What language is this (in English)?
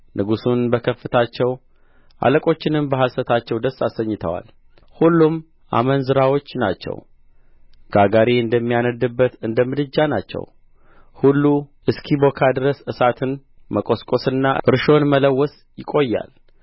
Amharic